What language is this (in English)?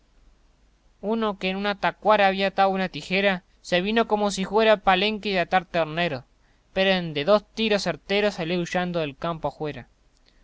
Spanish